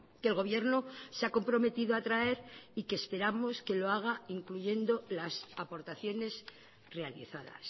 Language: Spanish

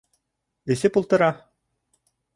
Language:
Bashkir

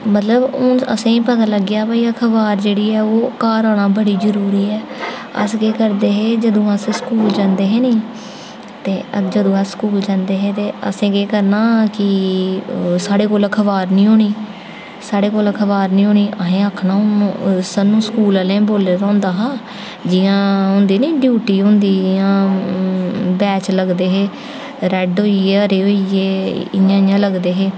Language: Dogri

